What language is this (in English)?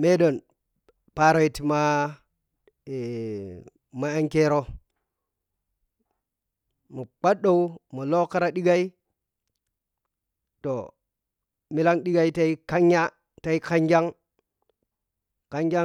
Piya-Kwonci